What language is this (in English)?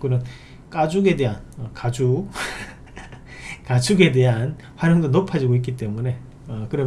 Korean